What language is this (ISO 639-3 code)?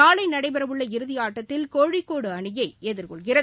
tam